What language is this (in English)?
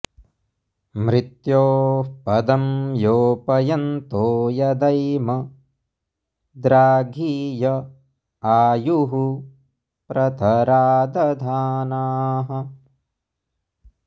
Sanskrit